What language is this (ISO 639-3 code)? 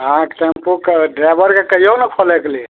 mai